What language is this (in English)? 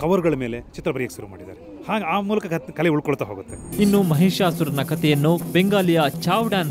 Romanian